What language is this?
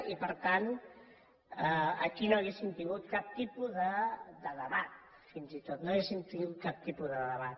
Catalan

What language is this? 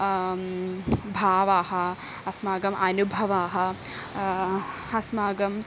Sanskrit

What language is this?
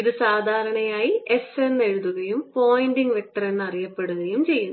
Malayalam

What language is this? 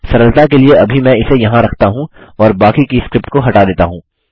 Hindi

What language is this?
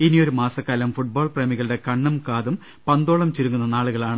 Malayalam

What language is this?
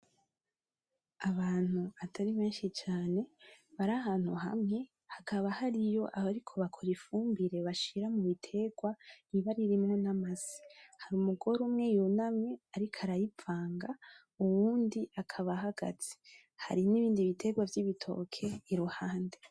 Rundi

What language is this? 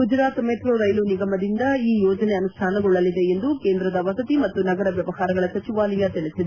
Kannada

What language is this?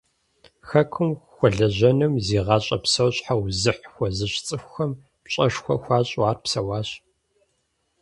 Kabardian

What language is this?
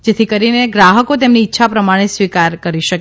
Gujarati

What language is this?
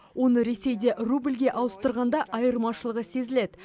Kazakh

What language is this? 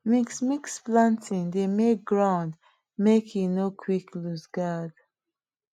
Nigerian Pidgin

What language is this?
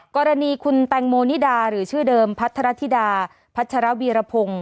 Thai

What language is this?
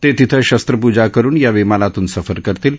Marathi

